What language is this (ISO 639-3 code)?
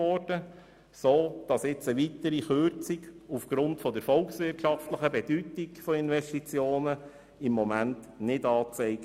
gsw